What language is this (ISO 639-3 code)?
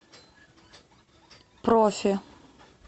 rus